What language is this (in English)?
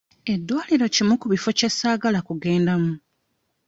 Ganda